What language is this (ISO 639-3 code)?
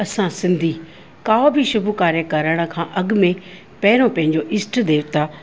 snd